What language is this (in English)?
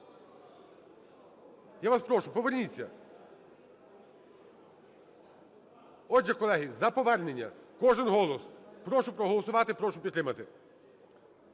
Ukrainian